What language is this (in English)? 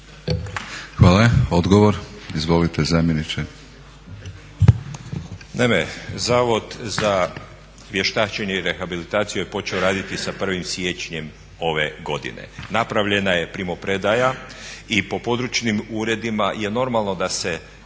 Croatian